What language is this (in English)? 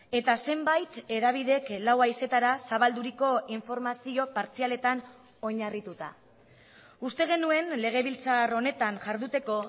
Basque